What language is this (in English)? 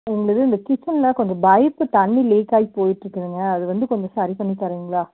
Tamil